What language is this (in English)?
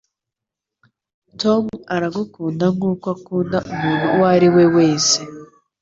Kinyarwanda